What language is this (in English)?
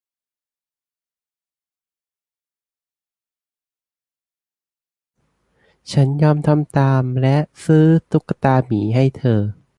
Thai